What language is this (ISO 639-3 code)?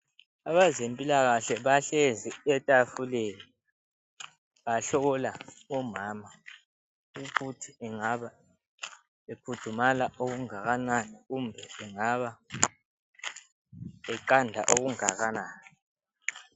nde